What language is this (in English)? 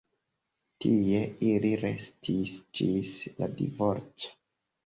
Esperanto